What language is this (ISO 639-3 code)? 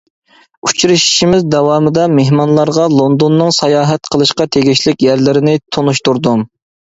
uig